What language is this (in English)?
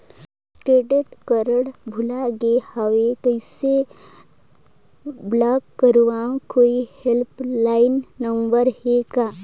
Chhattisgarhi